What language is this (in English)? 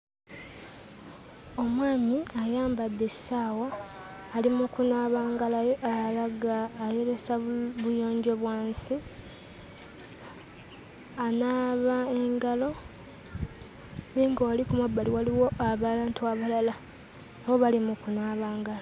Ganda